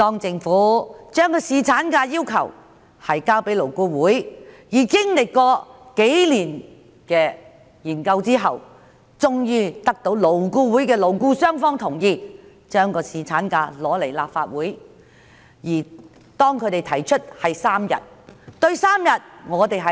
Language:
Cantonese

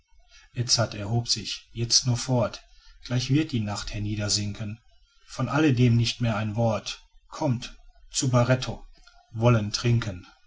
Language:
German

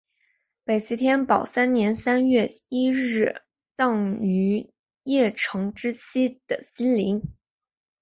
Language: Chinese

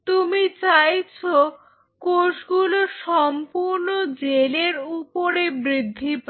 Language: Bangla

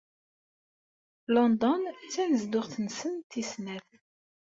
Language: Kabyle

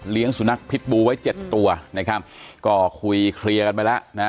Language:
Thai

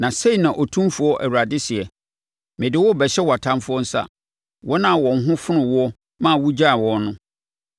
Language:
Akan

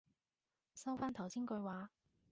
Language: Cantonese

